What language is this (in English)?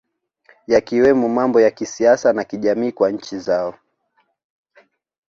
Swahili